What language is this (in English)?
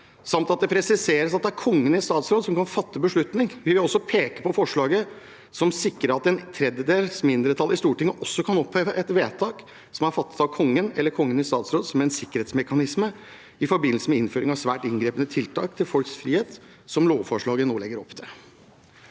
Norwegian